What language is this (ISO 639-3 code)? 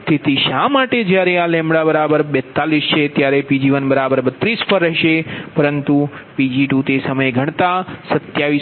guj